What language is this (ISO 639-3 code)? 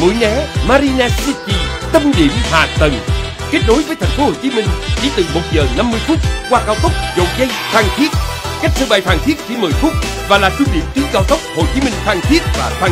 vie